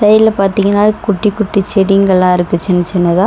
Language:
Tamil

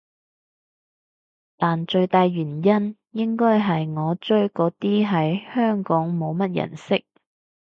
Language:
Cantonese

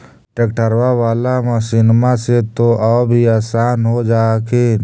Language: Magahi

